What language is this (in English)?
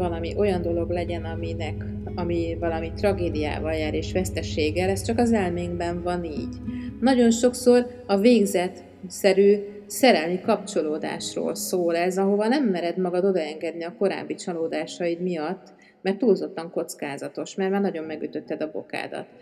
Hungarian